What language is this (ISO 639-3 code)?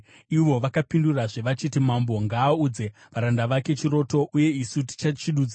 sna